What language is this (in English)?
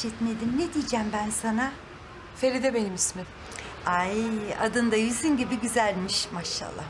Turkish